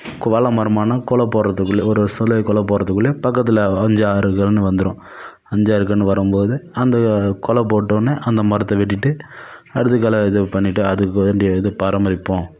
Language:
Tamil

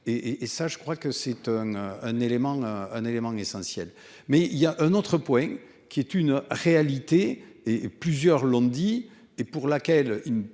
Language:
French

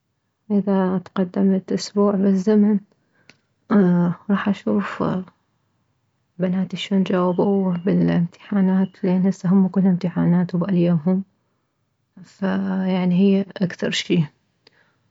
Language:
Mesopotamian Arabic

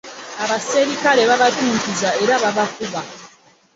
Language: Ganda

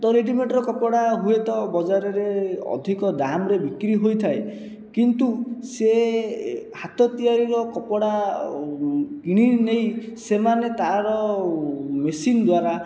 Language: Odia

